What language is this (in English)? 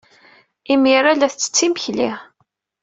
Kabyle